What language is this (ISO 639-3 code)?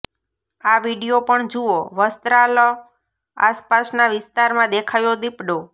guj